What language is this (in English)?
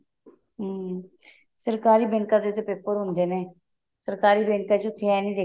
Punjabi